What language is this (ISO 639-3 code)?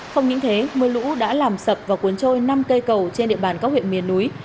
vie